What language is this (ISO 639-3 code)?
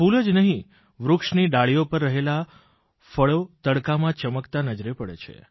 guj